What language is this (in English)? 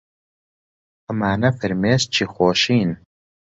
Central Kurdish